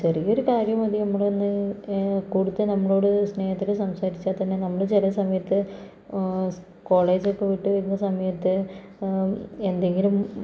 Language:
Malayalam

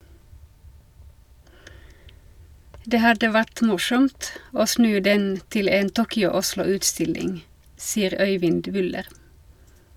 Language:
Norwegian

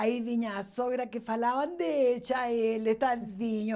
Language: Portuguese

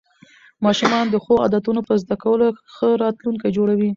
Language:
Pashto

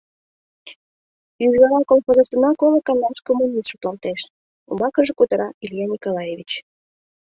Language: Mari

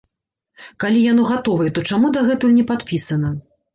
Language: Belarusian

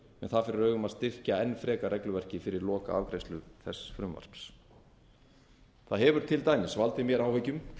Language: Icelandic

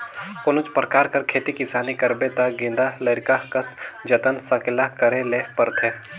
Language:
Chhattisgarhi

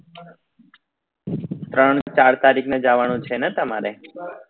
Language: Gujarati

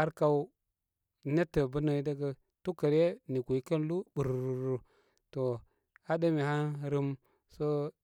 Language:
Koma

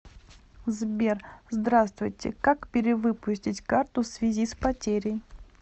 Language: Russian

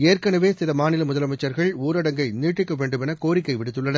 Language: Tamil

